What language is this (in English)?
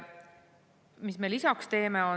Estonian